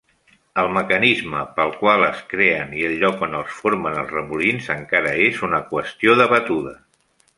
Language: Catalan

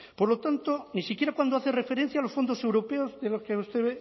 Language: Spanish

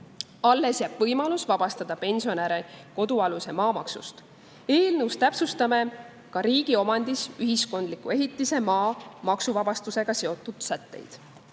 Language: Estonian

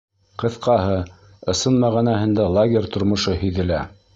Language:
Bashkir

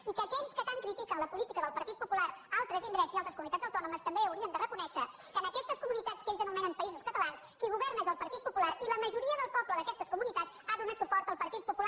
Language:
Catalan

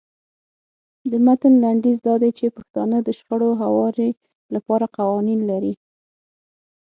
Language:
Pashto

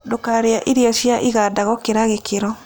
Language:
Kikuyu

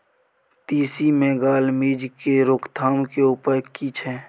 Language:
Maithili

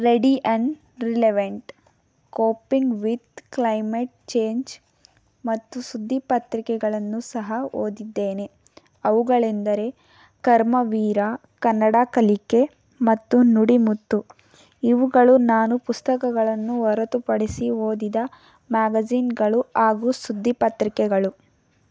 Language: Kannada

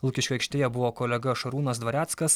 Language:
Lithuanian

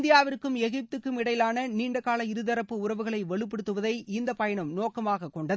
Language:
Tamil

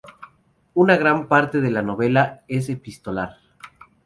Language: Spanish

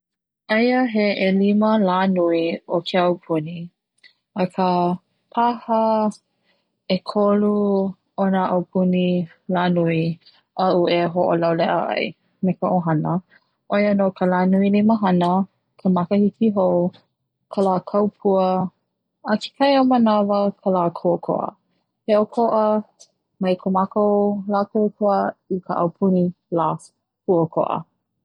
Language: Hawaiian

